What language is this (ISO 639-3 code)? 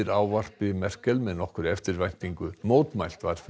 isl